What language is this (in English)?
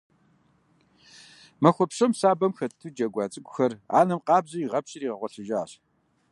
Kabardian